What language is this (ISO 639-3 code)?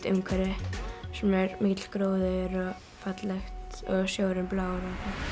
isl